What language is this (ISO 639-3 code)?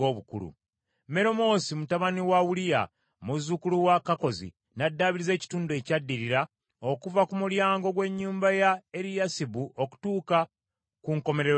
lug